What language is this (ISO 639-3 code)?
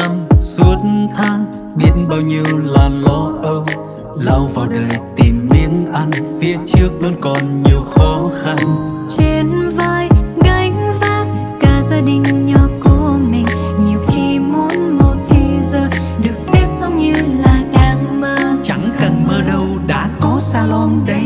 vie